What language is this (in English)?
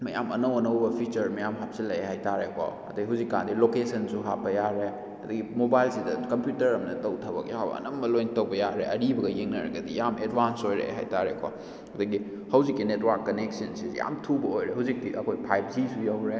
Manipuri